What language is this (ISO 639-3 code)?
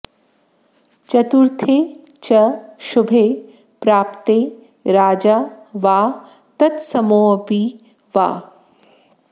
san